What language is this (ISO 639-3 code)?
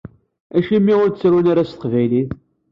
kab